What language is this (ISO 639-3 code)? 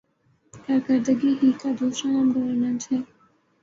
urd